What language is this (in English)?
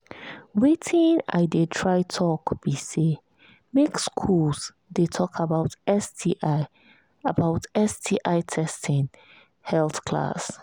Nigerian Pidgin